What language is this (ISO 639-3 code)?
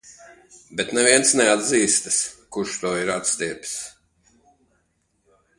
lav